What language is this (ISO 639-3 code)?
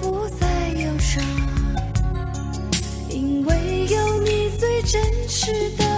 zho